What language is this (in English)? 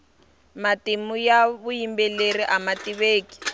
Tsonga